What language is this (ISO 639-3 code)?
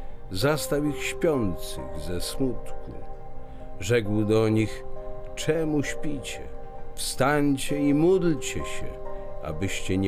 pol